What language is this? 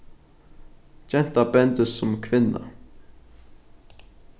Faroese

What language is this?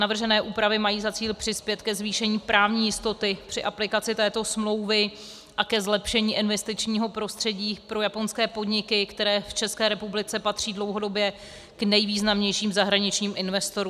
Czech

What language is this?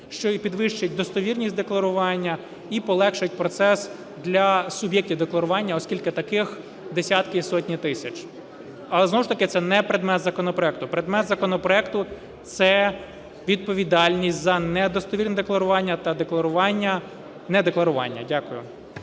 Ukrainian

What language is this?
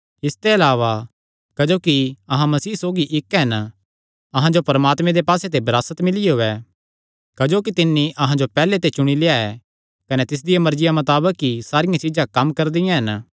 Kangri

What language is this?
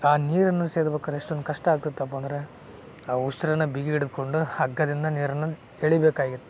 Kannada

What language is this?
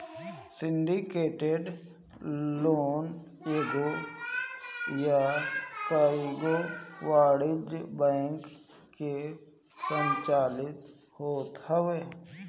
Bhojpuri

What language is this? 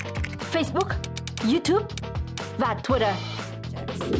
Vietnamese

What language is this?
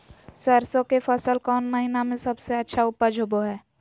Magahi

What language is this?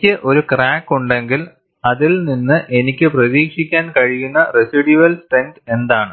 Malayalam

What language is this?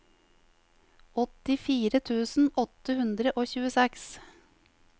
Norwegian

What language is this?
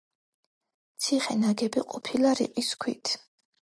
Georgian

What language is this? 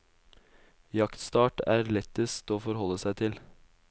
Norwegian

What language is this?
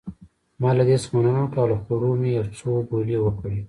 Pashto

